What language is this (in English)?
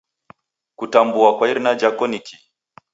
Taita